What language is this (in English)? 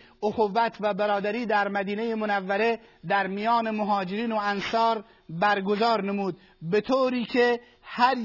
Persian